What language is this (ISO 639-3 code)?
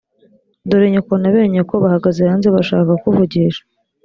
kin